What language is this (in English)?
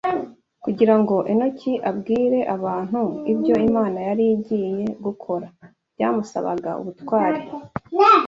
Kinyarwanda